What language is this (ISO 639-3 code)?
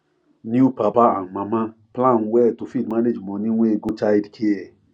pcm